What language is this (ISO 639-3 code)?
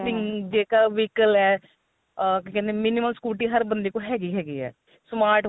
pan